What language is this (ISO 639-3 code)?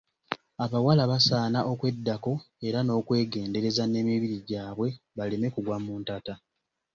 lug